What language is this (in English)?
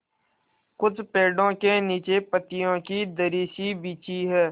Hindi